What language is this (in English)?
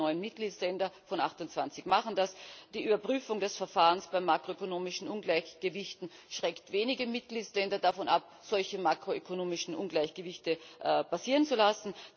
German